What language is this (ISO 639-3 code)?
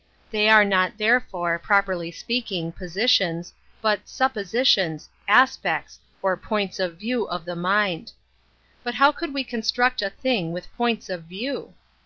eng